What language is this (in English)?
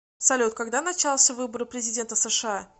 Russian